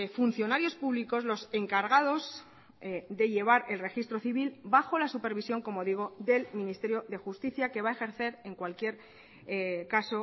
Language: Spanish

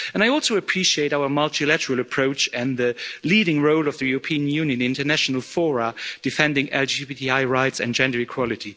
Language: English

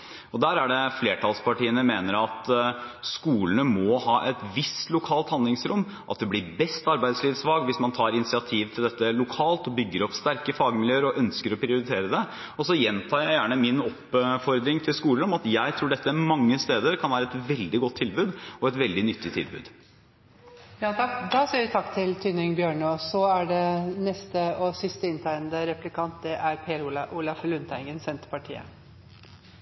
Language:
Norwegian Bokmål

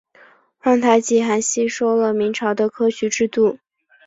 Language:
Chinese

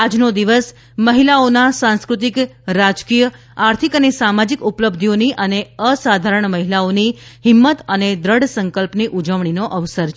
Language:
Gujarati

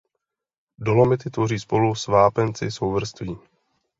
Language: Czech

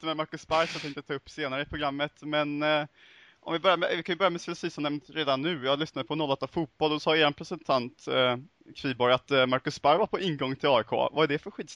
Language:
Swedish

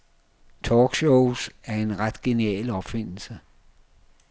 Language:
Danish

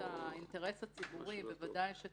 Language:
Hebrew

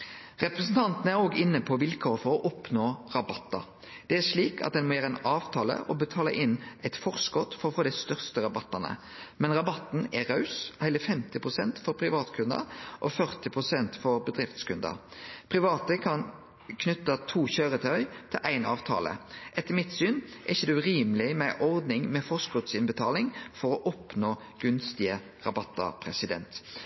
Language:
Norwegian Nynorsk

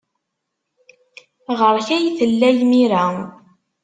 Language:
Kabyle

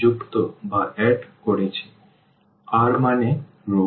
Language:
Bangla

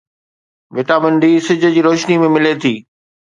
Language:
Sindhi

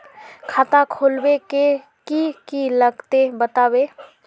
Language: Magahi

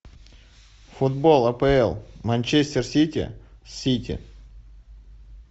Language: Russian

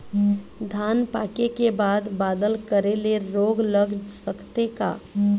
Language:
Chhattisgarhi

